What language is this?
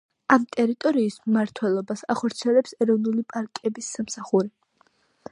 Georgian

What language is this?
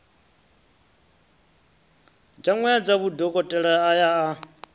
Venda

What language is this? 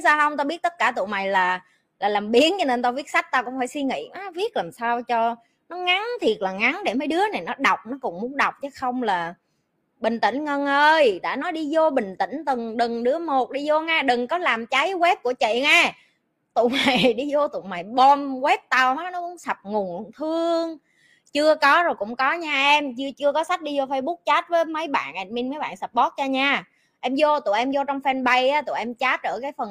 Vietnamese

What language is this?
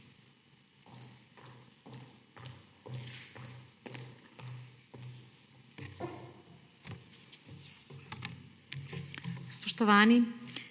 Slovenian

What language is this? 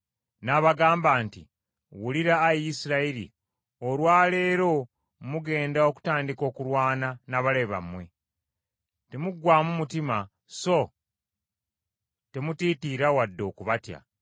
Ganda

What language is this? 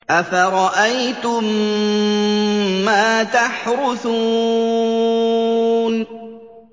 Arabic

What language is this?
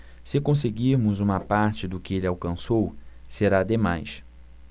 Portuguese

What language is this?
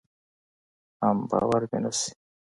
Pashto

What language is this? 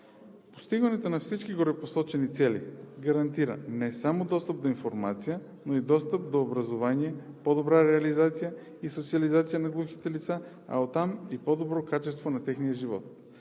Bulgarian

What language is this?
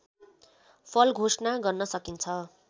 Nepali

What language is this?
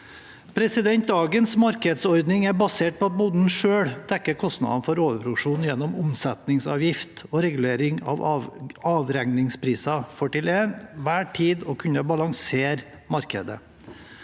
Norwegian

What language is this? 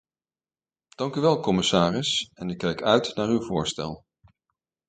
Dutch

